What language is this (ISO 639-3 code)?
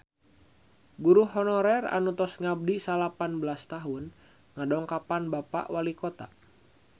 sun